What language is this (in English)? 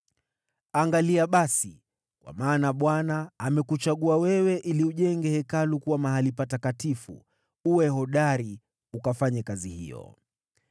Swahili